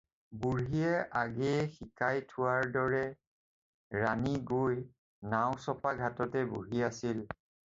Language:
Assamese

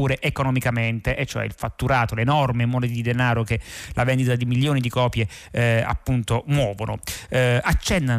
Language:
Italian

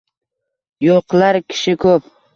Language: Uzbek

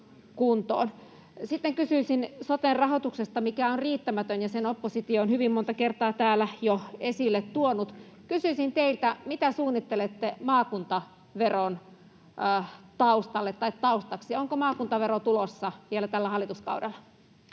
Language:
Finnish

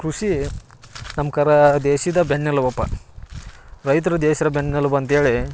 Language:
Kannada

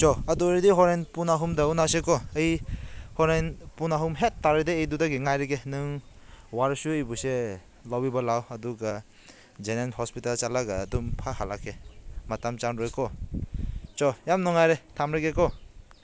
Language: Manipuri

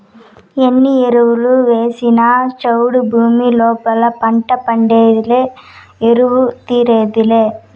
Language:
Telugu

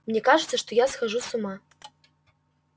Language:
Russian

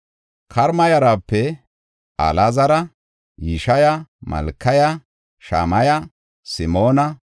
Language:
Gofa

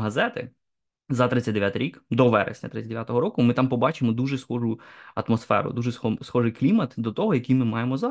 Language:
Ukrainian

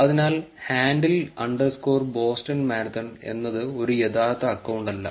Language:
Malayalam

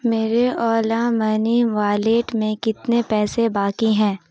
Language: Urdu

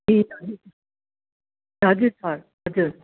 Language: Nepali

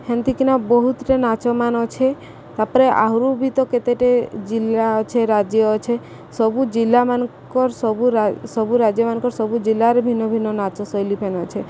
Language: Odia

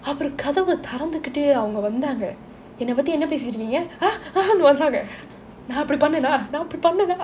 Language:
English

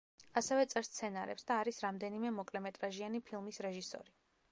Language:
Georgian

